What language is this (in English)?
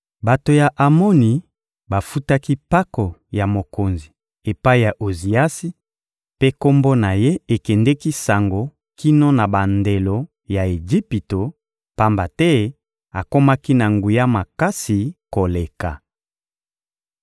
Lingala